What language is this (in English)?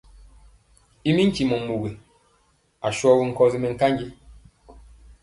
Mpiemo